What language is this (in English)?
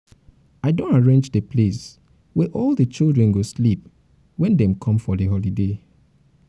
Nigerian Pidgin